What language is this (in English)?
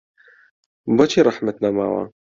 Central Kurdish